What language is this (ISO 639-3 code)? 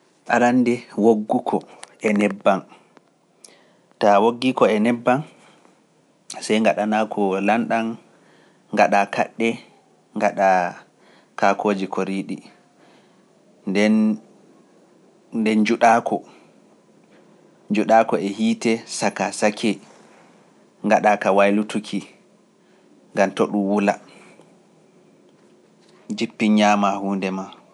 fuf